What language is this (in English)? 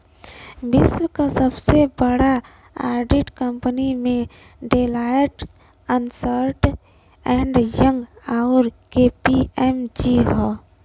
Bhojpuri